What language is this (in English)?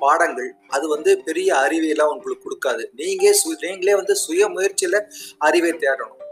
Tamil